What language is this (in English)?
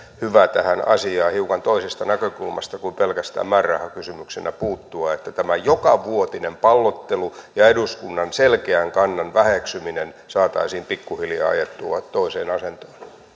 Finnish